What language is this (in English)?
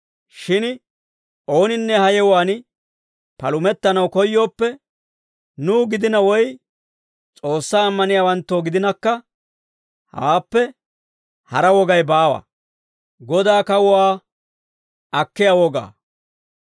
Dawro